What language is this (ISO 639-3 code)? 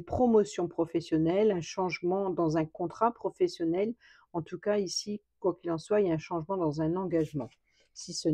fra